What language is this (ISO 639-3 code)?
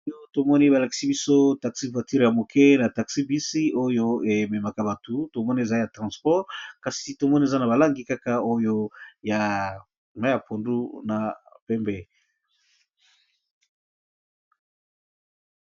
lin